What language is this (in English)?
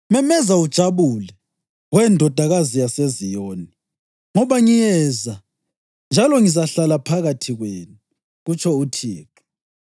North Ndebele